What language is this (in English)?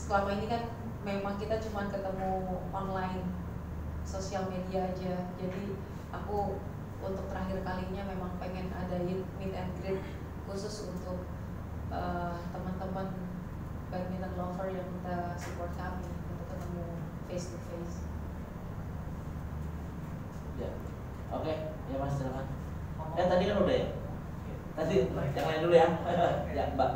Indonesian